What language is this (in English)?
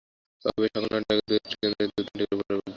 Bangla